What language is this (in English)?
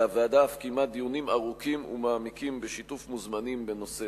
Hebrew